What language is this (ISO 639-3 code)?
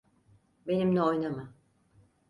tur